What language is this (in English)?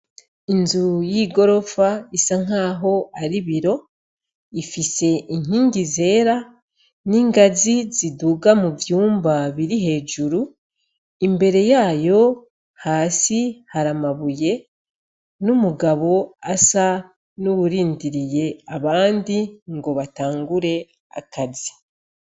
Rundi